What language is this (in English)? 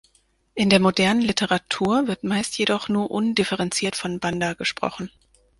German